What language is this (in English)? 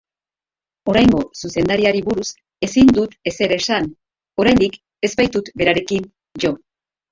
Basque